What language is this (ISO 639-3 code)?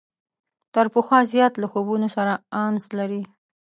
pus